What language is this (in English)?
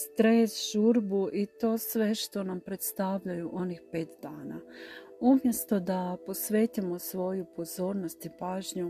Croatian